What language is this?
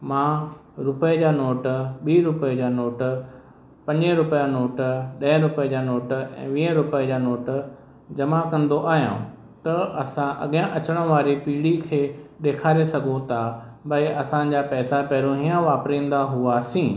Sindhi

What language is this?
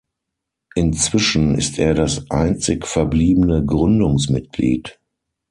German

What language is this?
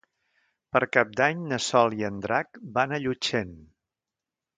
Catalan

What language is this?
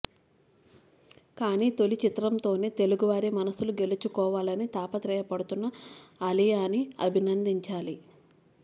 Telugu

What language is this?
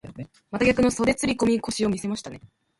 Japanese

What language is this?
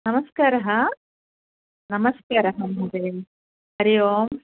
Sanskrit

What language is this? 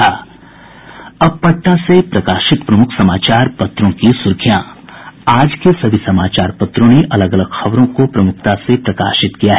Hindi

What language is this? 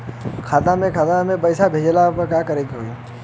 Bhojpuri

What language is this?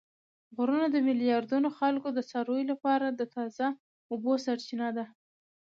Pashto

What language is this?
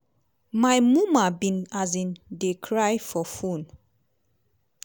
Nigerian Pidgin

